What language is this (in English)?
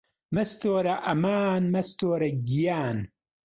Central Kurdish